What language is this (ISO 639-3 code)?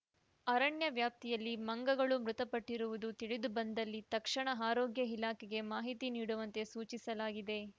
kan